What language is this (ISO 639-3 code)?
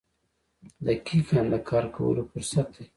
pus